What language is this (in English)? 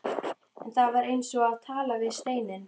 Icelandic